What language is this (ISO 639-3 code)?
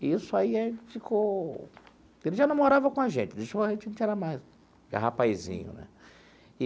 por